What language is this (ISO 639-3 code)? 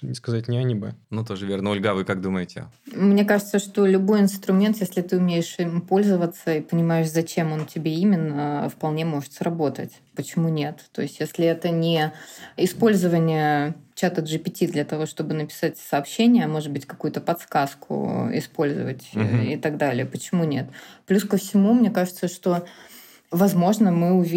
rus